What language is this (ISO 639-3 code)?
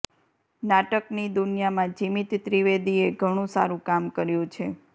guj